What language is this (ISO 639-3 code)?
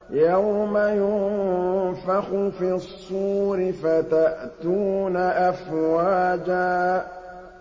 ara